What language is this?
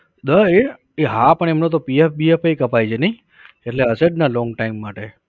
Gujarati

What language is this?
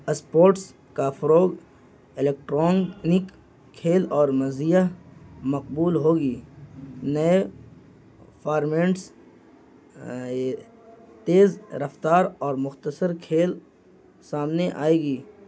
Urdu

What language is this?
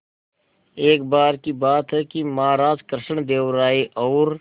Hindi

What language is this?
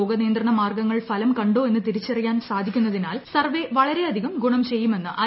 Malayalam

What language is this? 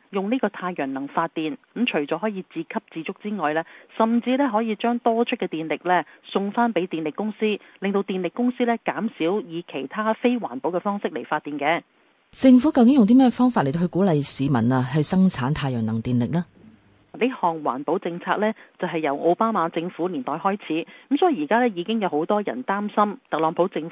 Chinese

